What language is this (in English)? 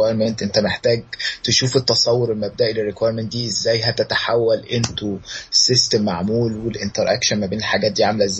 Arabic